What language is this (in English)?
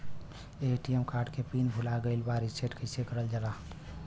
Bhojpuri